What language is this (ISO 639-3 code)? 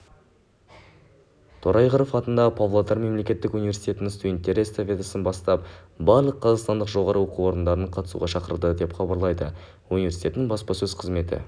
kaz